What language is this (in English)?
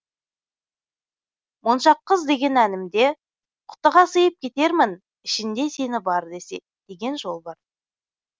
Kazakh